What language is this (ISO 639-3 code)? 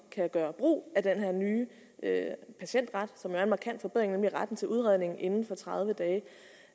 dan